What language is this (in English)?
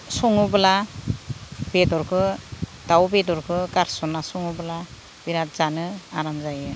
Bodo